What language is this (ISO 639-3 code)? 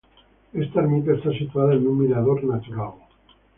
spa